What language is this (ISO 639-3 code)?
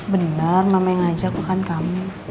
ind